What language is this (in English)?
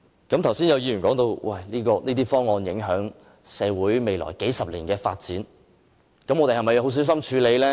Cantonese